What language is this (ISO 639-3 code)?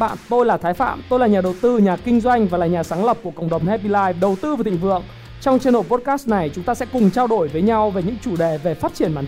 vie